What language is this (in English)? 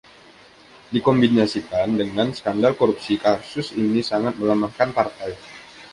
Indonesian